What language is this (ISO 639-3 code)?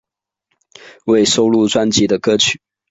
zho